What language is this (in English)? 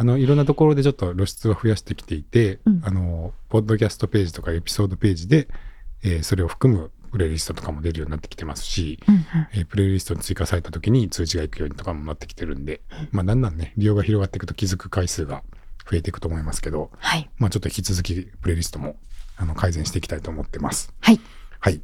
Japanese